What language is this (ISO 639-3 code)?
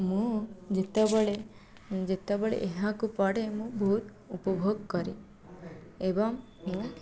ori